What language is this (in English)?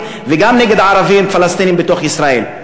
Hebrew